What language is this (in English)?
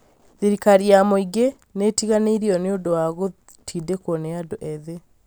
Kikuyu